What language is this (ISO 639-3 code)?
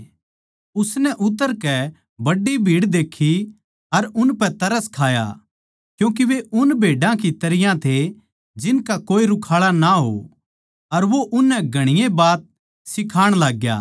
bgc